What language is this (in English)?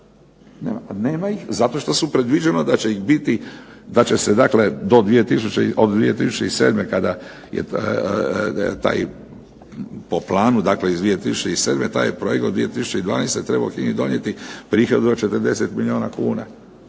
Croatian